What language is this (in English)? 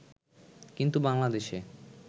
Bangla